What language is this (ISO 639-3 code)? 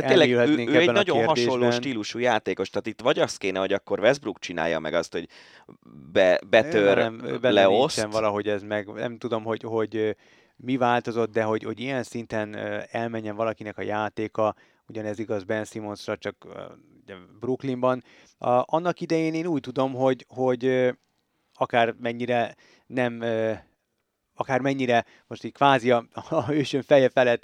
hun